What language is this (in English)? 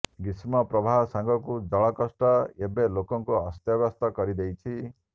Odia